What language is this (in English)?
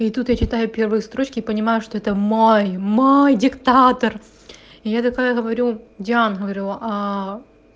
Russian